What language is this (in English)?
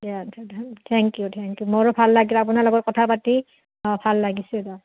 Assamese